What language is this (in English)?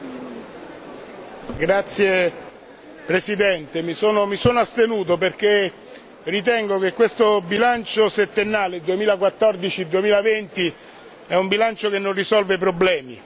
Italian